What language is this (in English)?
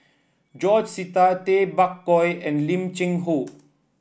English